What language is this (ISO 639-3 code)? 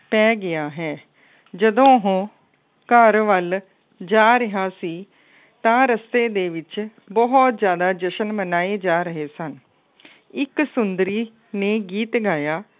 pan